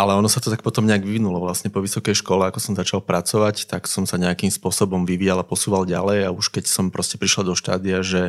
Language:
Slovak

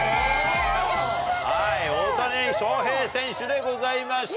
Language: Japanese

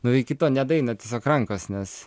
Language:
Lithuanian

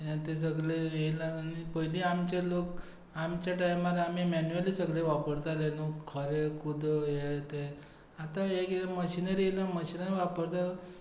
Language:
Konkani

